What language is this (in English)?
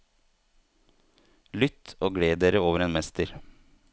Norwegian